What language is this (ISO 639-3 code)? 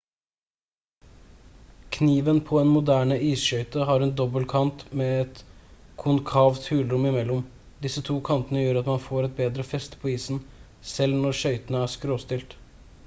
nob